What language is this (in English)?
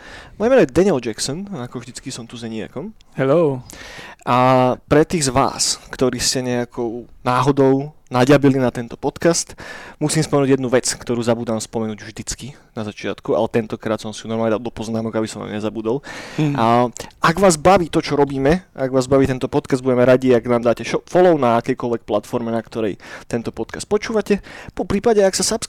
Slovak